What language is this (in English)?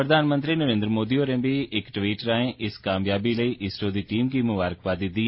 Dogri